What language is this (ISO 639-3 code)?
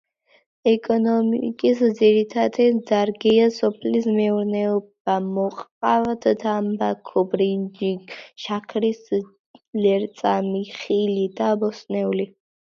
kat